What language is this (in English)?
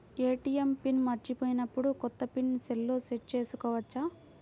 Telugu